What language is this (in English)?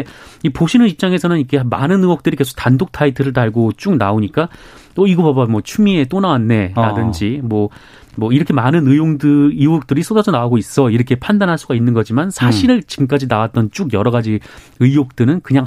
Korean